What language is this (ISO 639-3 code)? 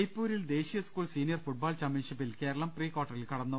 mal